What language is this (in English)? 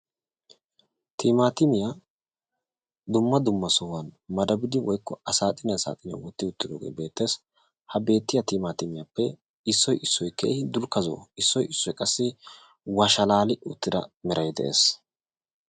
Wolaytta